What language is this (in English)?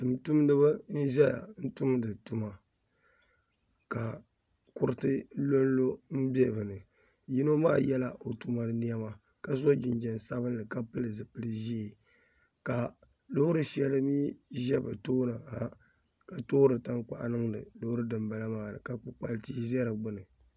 Dagbani